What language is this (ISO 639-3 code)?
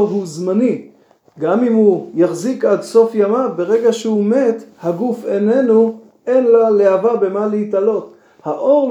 heb